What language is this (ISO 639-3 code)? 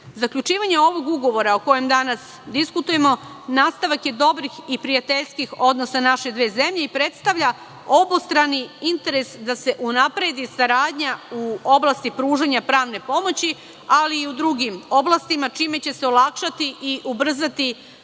srp